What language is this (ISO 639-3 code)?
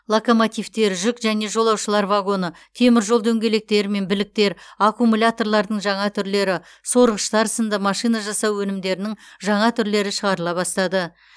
kaz